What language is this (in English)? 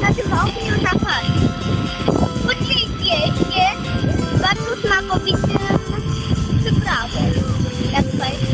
Polish